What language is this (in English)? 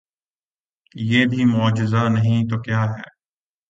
Urdu